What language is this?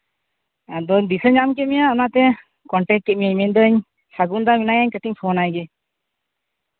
Santali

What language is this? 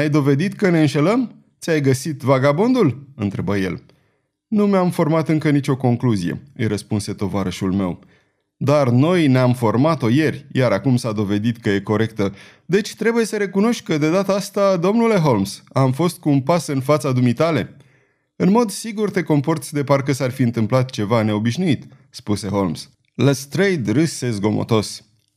Romanian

